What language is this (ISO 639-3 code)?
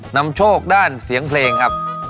tha